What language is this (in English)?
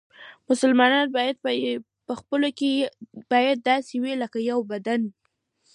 Pashto